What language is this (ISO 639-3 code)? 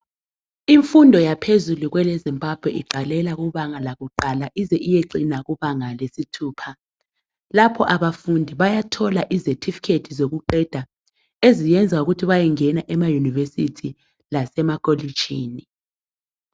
nde